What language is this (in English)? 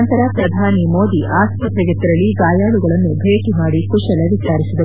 Kannada